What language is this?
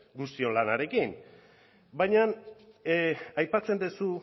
Basque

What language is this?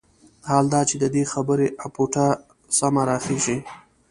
Pashto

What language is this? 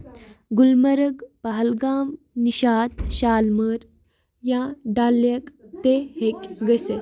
Kashmiri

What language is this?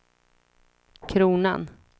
Swedish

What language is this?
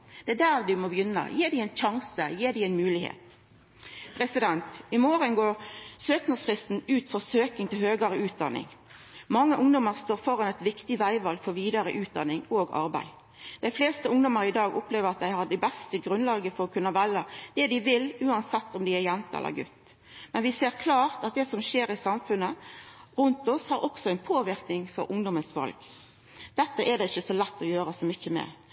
Norwegian Nynorsk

